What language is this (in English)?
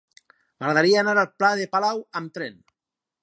Catalan